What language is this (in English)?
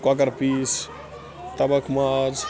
Kashmiri